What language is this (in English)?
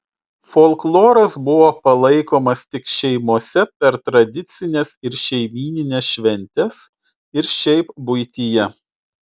Lithuanian